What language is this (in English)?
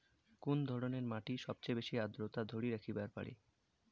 Bangla